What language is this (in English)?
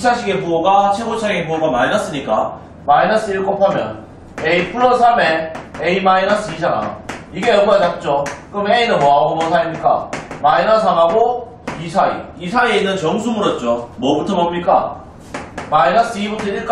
Korean